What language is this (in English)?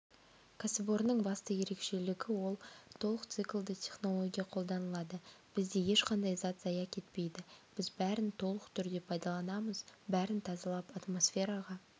Kazakh